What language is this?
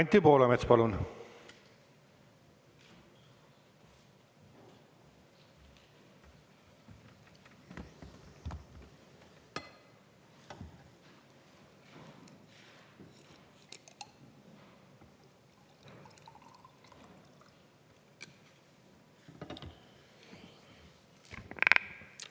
Estonian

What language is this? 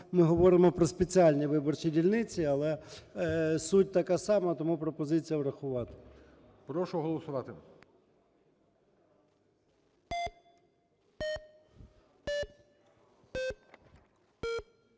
Ukrainian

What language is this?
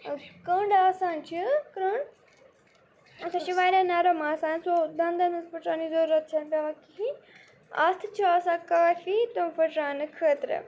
Kashmiri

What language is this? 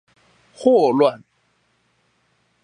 Chinese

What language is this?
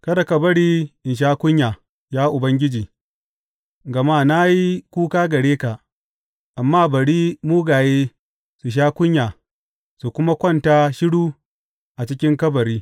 Hausa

